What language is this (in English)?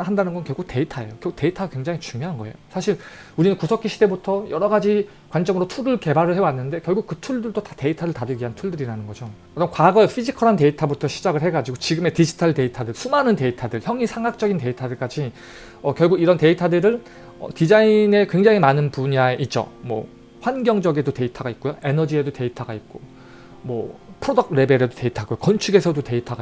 Korean